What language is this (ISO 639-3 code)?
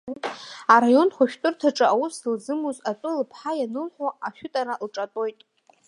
abk